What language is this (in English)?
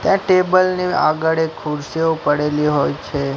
Gujarati